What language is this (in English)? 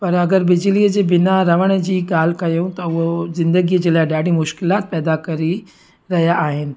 Sindhi